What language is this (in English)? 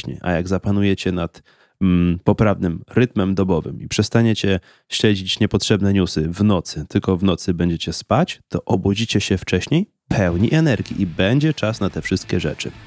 Polish